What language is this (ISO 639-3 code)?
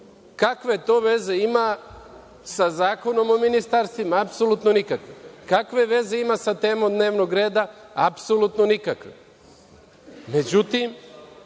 srp